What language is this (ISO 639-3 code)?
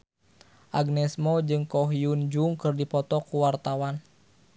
sun